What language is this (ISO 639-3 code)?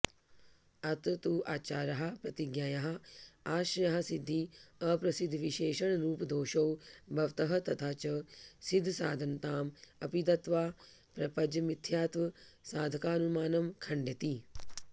san